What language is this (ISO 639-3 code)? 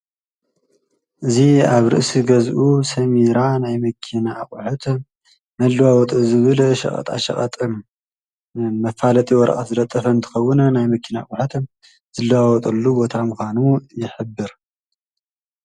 tir